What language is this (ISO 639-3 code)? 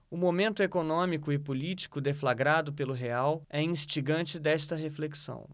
por